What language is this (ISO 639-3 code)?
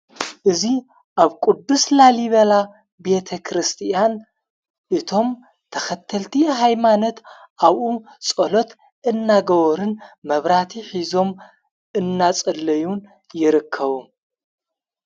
tir